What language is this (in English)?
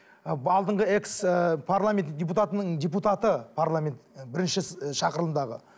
Kazakh